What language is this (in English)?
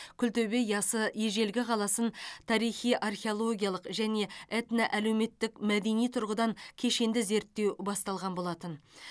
Kazakh